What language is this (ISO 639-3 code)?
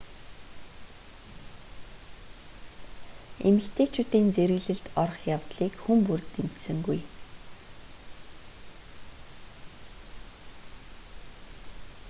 mon